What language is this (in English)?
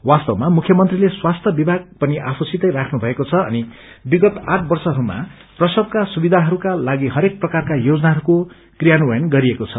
Nepali